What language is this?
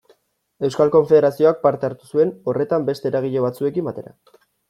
Basque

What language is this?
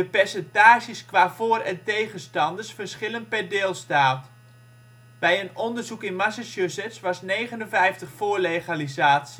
Dutch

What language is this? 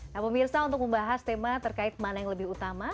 Indonesian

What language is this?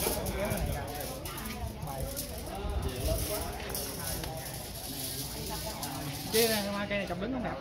Vietnamese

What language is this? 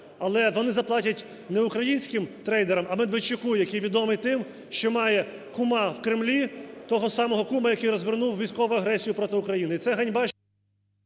Ukrainian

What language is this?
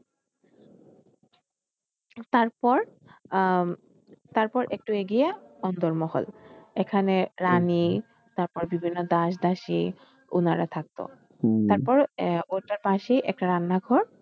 Bangla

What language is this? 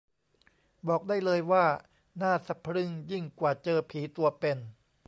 Thai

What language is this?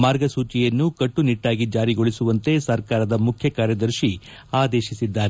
Kannada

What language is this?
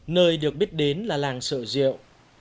Vietnamese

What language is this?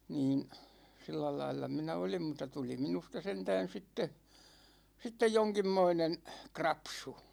Finnish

